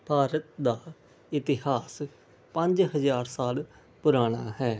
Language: Punjabi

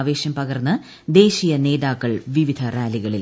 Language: Malayalam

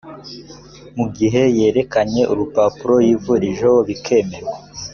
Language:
Kinyarwanda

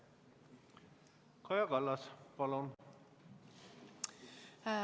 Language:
Estonian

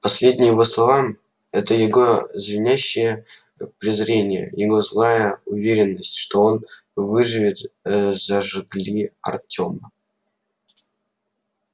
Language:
Russian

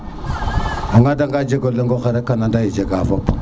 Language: Serer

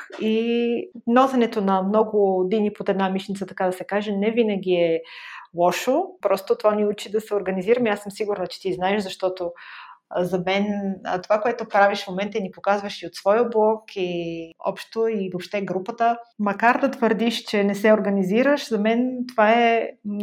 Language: Bulgarian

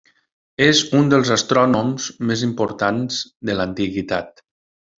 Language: Catalan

